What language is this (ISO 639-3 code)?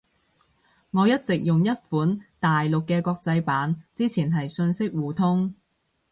yue